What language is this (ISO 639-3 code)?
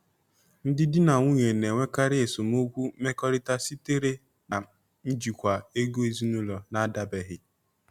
ibo